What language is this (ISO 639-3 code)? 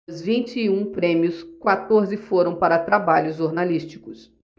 por